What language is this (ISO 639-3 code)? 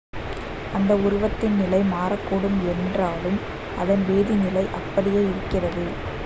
tam